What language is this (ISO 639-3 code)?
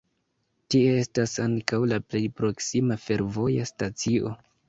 epo